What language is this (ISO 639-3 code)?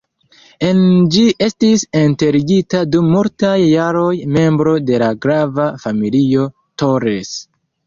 epo